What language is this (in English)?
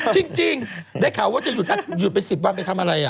Thai